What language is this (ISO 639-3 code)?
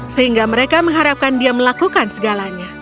ind